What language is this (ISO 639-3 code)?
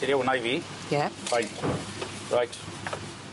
cym